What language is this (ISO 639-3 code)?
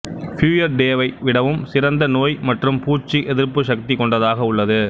tam